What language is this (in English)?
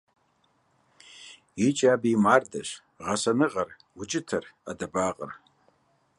Kabardian